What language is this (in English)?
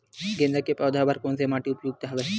Chhattisgarhi